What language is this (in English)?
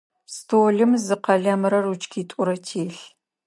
Adyghe